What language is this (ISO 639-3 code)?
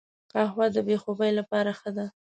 pus